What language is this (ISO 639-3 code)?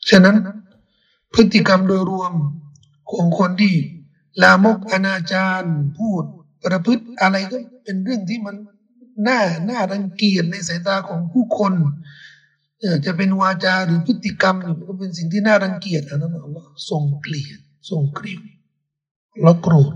tha